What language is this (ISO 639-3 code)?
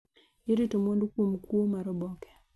luo